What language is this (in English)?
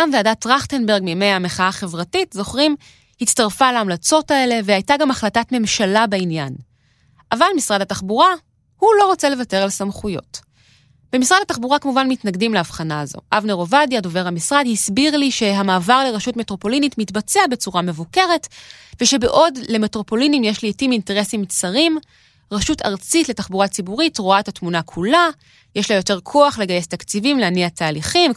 Hebrew